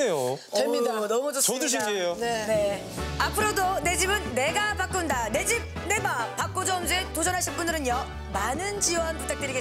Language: Korean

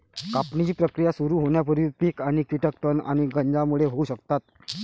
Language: Marathi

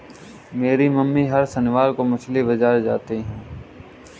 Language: Hindi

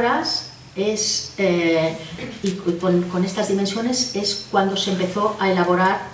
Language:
Spanish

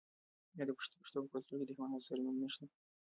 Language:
Pashto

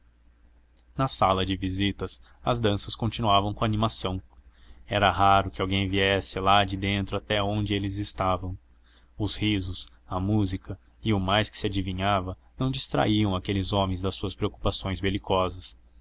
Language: Portuguese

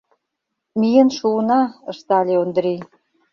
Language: Mari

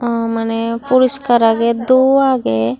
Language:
Chakma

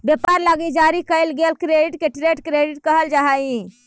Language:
Magahi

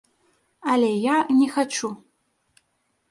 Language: Belarusian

